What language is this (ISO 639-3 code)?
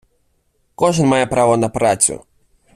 ukr